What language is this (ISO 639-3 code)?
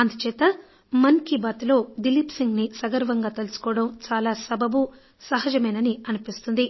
tel